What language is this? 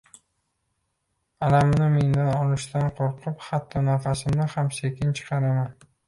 Uzbek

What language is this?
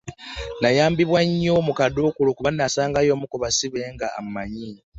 Ganda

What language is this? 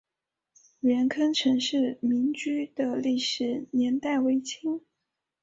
Chinese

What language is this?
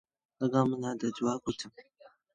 Central Kurdish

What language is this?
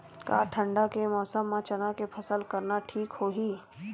Chhattisgarhi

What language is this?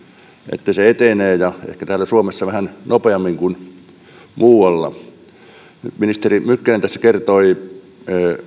Finnish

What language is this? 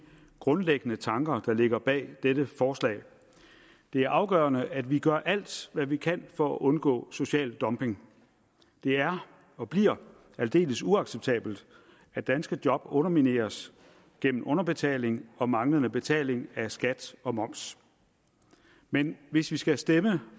Danish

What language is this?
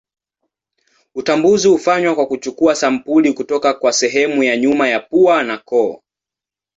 Swahili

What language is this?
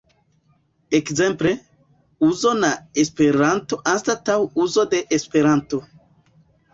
Esperanto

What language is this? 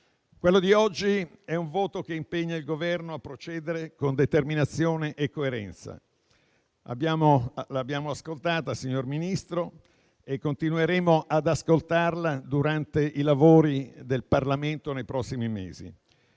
Italian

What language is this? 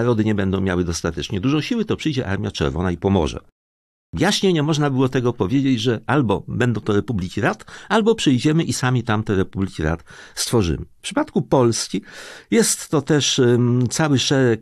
Polish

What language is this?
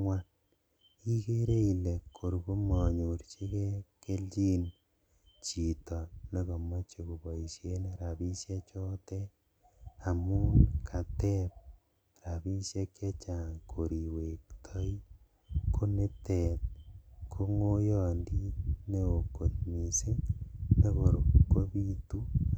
Kalenjin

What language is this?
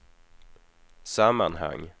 Swedish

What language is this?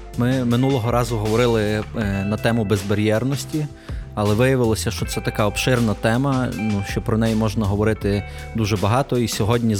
Ukrainian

